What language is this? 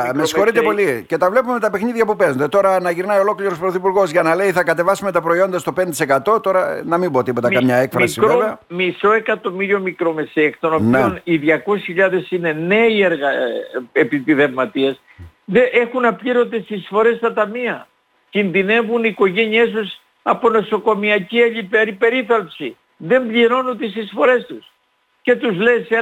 Greek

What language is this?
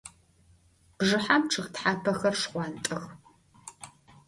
Adyghe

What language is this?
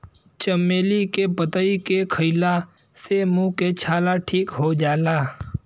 Bhojpuri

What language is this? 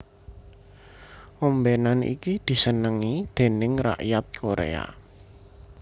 Javanese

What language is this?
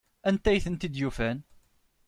Kabyle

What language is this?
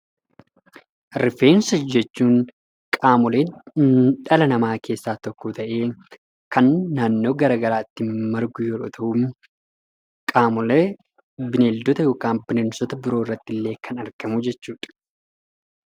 Oromo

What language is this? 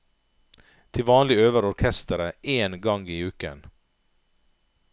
Norwegian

